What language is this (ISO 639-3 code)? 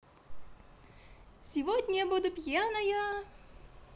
rus